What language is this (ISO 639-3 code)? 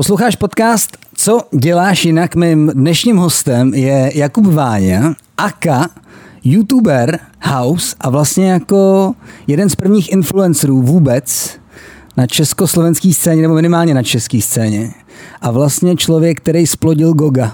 ces